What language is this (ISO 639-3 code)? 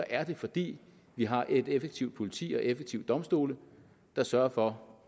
dan